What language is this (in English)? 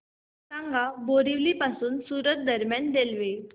Marathi